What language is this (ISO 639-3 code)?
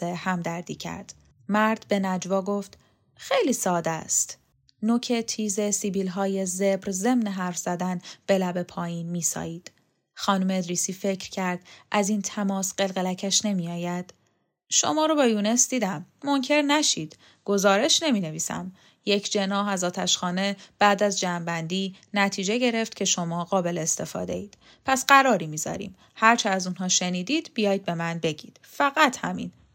fas